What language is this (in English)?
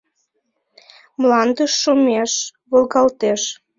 Mari